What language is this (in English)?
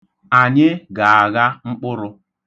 Igbo